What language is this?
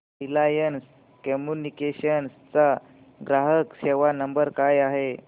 Marathi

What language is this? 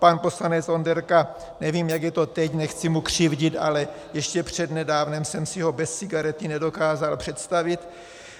Czech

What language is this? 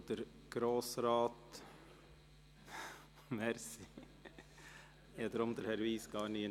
Swiss German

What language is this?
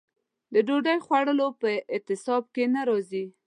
Pashto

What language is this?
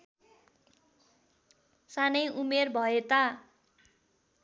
Nepali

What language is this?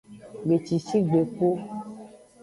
Aja (Benin)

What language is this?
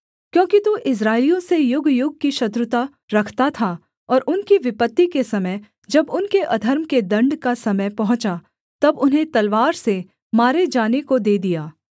Hindi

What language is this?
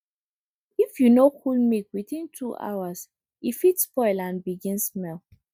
Nigerian Pidgin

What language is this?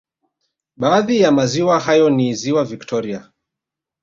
Swahili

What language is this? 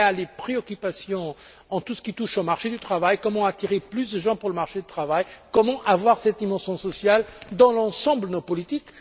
French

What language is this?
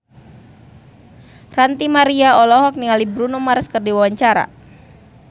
Sundanese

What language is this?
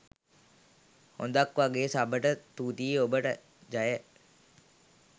Sinhala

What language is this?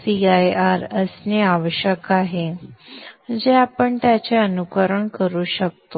Marathi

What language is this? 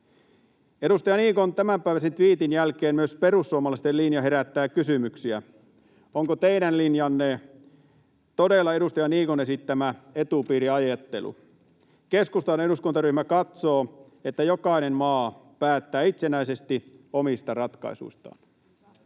Finnish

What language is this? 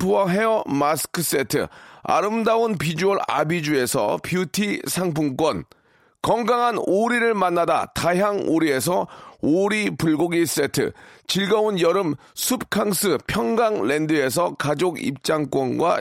Korean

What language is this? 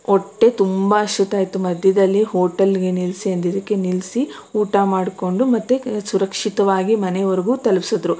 Kannada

